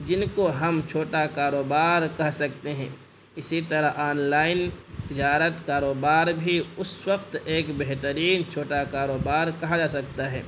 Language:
Urdu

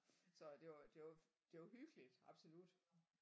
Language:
Danish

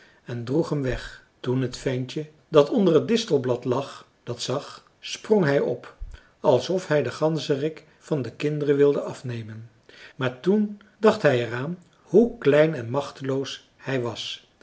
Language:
Dutch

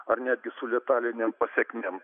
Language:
Lithuanian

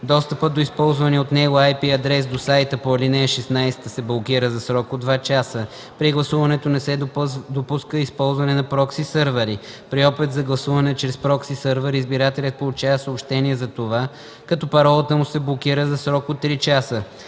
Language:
Bulgarian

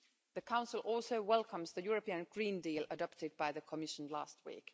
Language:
English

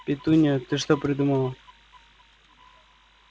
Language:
Russian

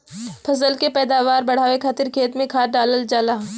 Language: Bhojpuri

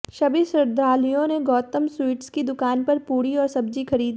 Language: Hindi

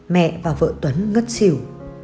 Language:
Vietnamese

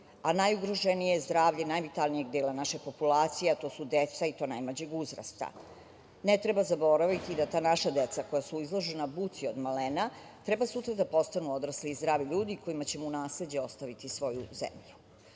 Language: Serbian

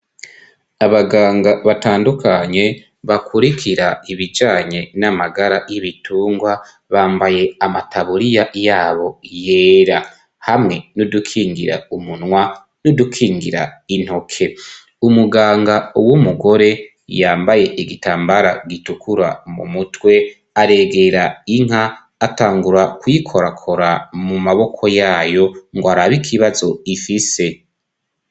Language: Rundi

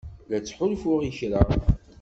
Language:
Kabyle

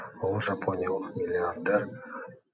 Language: Kazakh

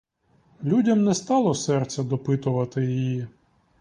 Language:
Ukrainian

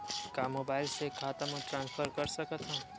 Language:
Chhattisgarhi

